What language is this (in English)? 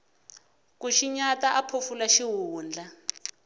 Tsonga